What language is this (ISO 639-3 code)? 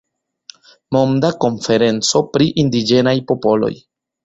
epo